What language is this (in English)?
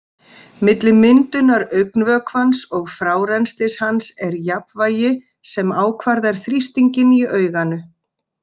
Icelandic